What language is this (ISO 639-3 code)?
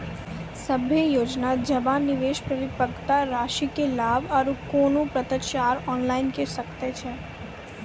mai